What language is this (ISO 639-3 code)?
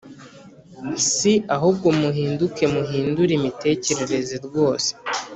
kin